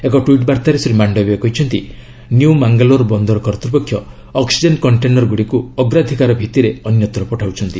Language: Odia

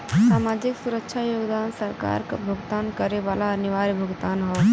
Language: Bhojpuri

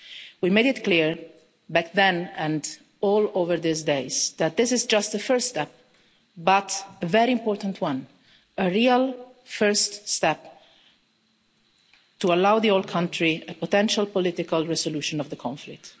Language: English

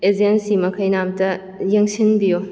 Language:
Manipuri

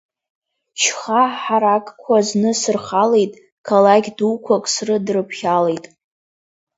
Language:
Abkhazian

